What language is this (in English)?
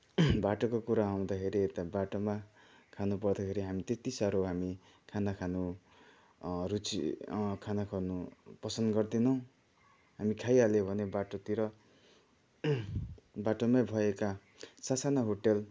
Nepali